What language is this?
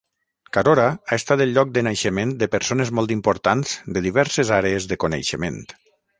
Catalan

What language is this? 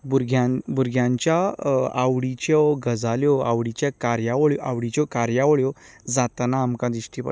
Konkani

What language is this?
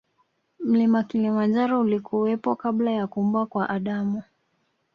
Swahili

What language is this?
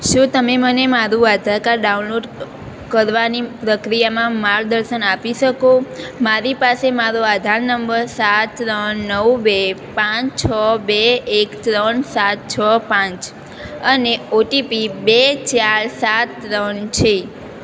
Gujarati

